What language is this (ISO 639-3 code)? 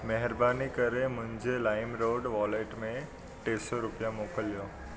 snd